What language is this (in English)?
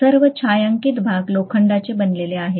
Marathi